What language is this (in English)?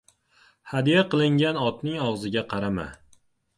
Uzbek